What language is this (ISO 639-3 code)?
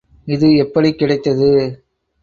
tam